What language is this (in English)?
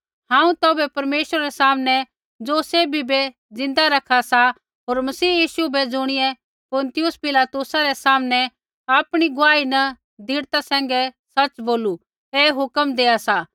Kullu Pahari